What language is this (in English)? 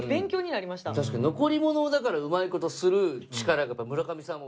Japanese